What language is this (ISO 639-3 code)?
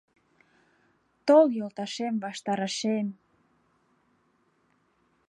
chm